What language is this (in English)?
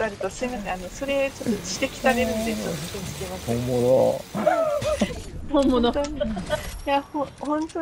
Japanese